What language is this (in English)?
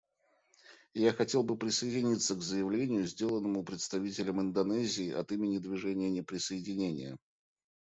Russian